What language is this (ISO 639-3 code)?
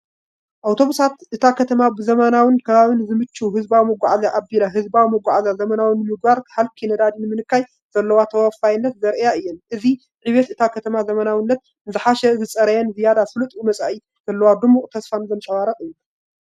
tir